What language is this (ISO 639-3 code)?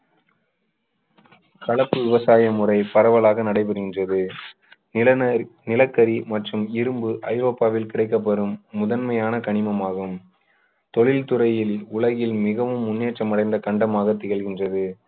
tam